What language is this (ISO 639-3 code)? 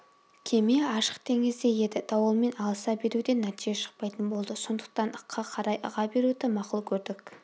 kaz